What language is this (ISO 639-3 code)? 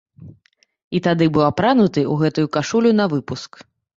bel